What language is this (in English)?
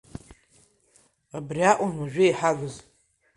Abkhazian